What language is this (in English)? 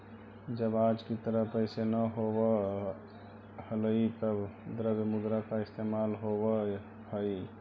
Magahi